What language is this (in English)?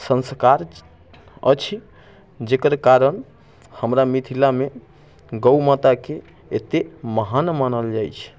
Maithili